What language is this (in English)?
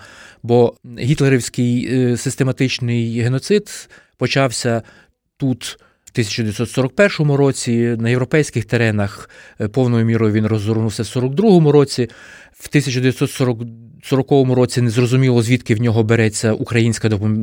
Ukrainian